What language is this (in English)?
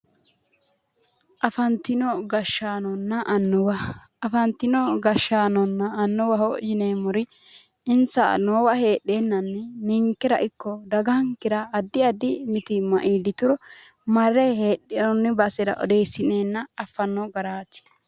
Sidamo